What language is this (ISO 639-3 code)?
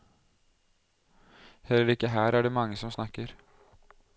nor